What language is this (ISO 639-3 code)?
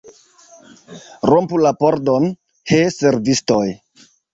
epo